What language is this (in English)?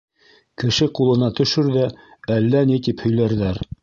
Bashkir